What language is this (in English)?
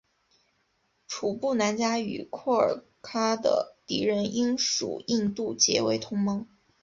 Chinese